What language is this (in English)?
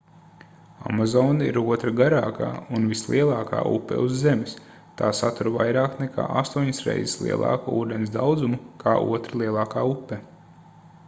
Latvian